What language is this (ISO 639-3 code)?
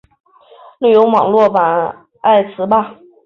zho